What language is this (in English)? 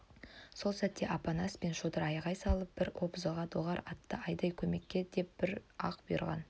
Kazakh